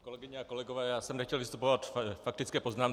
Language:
Czech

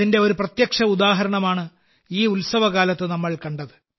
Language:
Malayalam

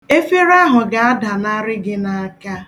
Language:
Igbo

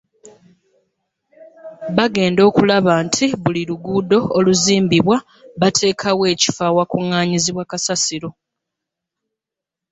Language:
Ganda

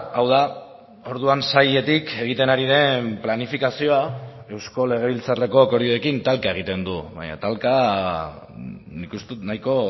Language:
Basque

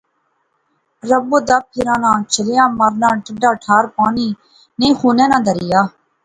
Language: Pahari-Potwari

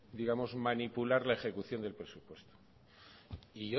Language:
Spanish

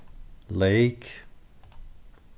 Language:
Faroese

